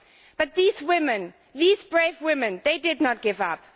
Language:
English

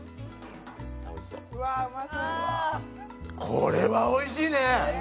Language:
Japanese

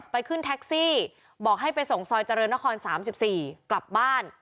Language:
Thai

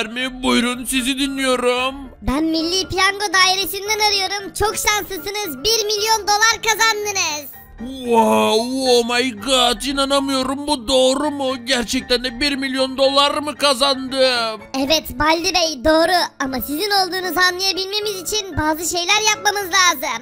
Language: Turkish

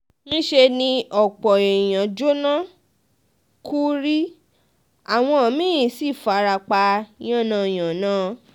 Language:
Yoruba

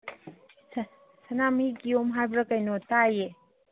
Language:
Manipuri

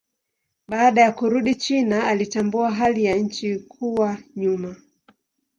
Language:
Swahili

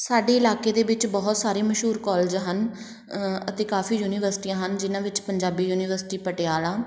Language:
Punjabi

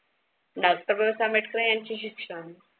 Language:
Marathi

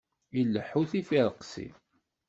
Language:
Kabyle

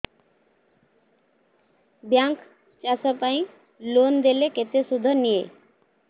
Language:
Odia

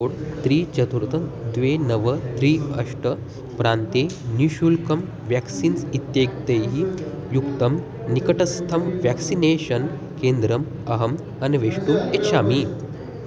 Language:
Sanskrit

